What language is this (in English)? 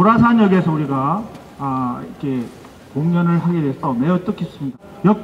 Korean